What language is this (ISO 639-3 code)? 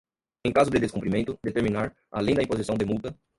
por